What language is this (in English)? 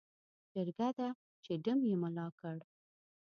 Pashto